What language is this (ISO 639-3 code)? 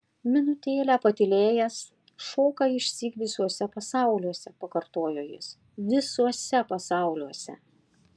lit